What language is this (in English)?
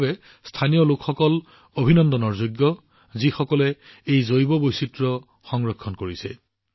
Assamese